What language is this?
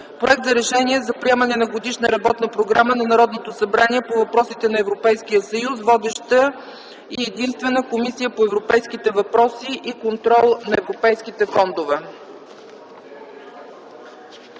Bulgarian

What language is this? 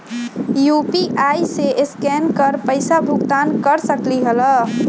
Magahi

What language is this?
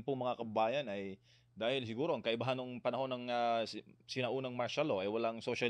Filipino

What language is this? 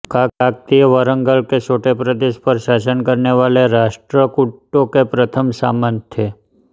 Hindi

